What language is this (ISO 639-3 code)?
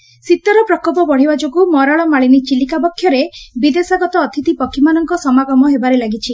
ori